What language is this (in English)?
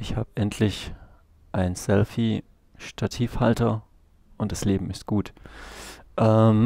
German